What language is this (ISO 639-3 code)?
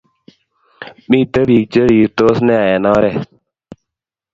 kln